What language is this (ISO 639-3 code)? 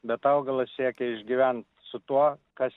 lit